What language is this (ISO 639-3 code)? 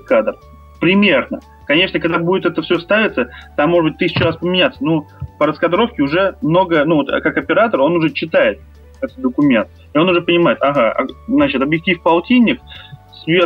rus